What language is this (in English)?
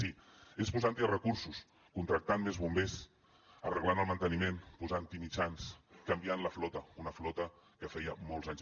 Catalan